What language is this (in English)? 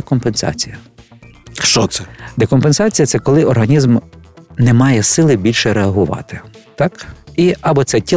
Ukrainian